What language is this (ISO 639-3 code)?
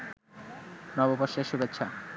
ben